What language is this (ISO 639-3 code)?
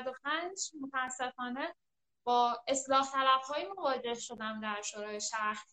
fas